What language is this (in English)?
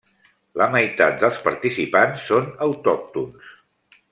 Catalan